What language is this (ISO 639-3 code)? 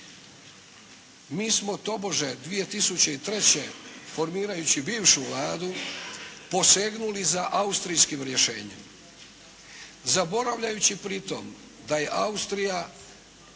hrv